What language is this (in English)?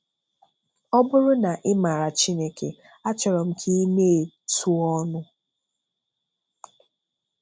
Igbo